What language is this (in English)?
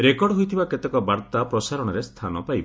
Odia